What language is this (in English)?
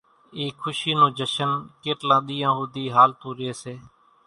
Kachi Koli